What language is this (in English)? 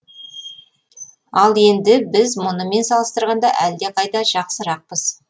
Kazakh